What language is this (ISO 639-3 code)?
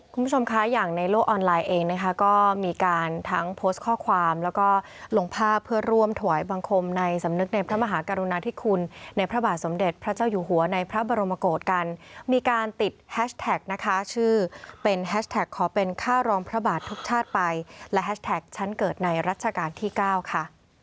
tha